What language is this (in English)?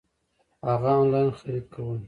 Pashto